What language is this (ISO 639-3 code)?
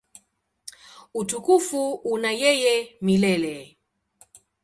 swa